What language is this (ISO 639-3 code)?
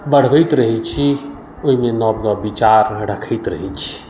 mai